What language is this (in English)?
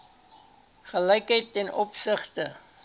Afrikaans